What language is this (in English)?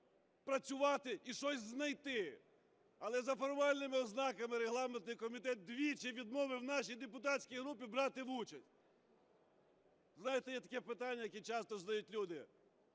Ukrainian